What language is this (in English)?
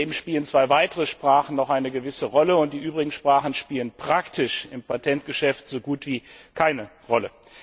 German